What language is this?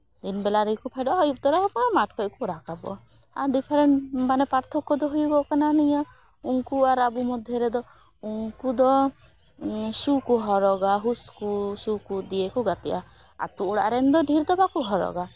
Santali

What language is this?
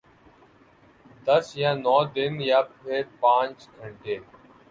Urdu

